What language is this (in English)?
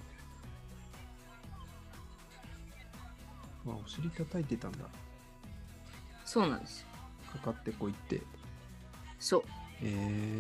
Japanese